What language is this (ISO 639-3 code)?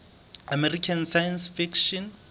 sot